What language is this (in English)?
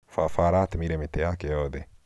Kikuyu